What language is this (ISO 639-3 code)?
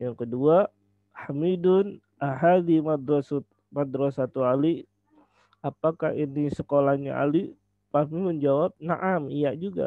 ind